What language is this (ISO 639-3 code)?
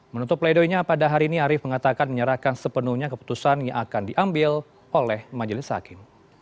ind